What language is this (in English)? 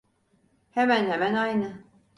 Turkish